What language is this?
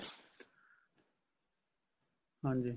Punjabi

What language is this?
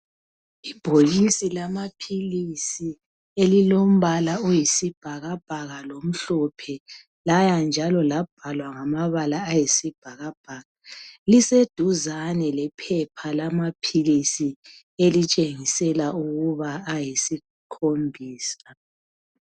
North Ndebele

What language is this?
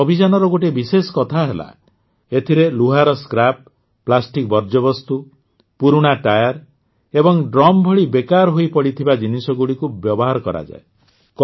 Odia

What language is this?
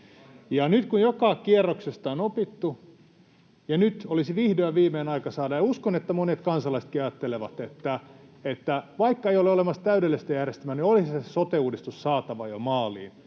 Finnish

